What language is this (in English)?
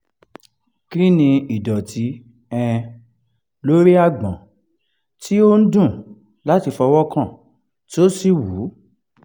Yoruba